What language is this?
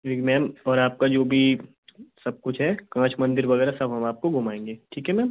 Hindi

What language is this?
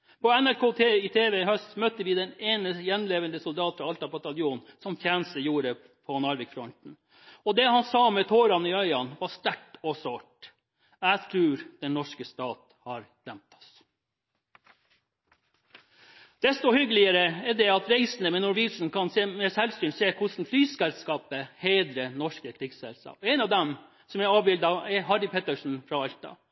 Norwegian Bokmål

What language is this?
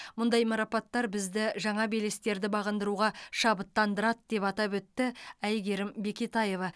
Kazakh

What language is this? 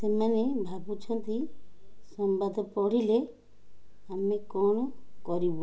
Odia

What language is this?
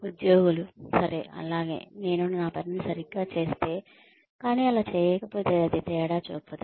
Telugu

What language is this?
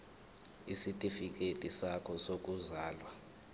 Zulu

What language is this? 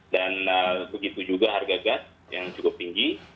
Indonesian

